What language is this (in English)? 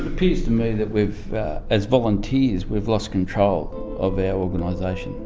English